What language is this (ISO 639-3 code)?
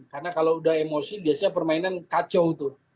ind